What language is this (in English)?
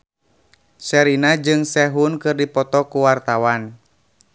Sundanese